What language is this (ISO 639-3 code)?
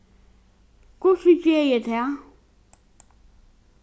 fao